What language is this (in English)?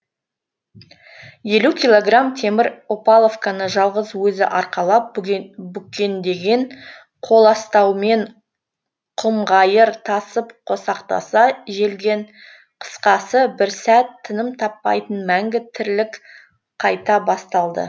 Kazakh